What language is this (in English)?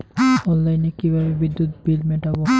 Bangla